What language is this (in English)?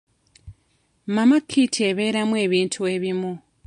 Ganda